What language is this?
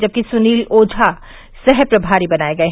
Hindi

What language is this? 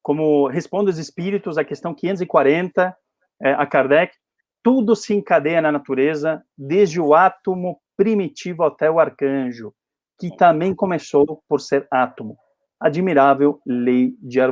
Portuguese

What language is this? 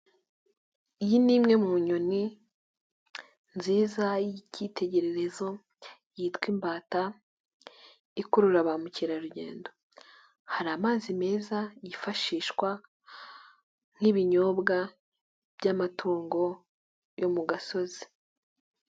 Kinyarwanda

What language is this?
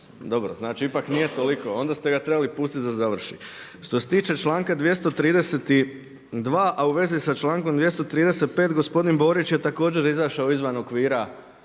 Croatian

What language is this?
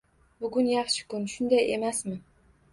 Uzbek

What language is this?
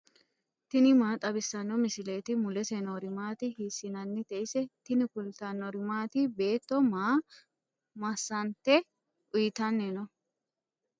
Sidamo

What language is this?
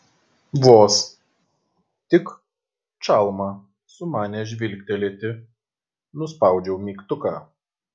Lithuanian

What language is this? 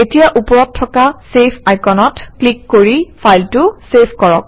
Assamese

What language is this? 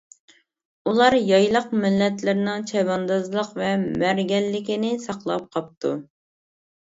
Uyghur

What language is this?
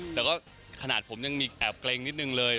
Thai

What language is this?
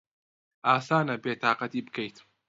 Central Kurdish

